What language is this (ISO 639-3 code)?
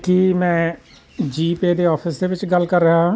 pan